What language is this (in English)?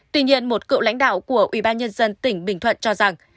Vietnamese